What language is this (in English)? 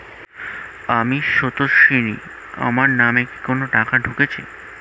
Bangla